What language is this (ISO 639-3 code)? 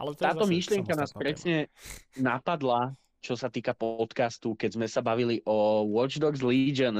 slk